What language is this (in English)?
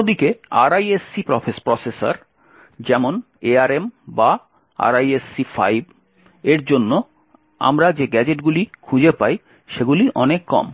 Bangla